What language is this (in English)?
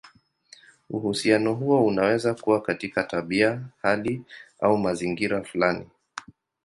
Swahili